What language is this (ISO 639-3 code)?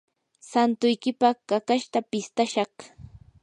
qur